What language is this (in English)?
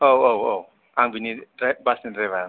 Bodo